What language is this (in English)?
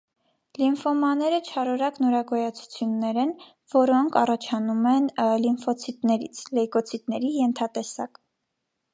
Armenian